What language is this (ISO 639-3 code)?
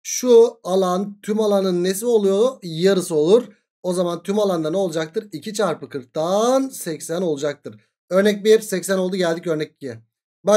tur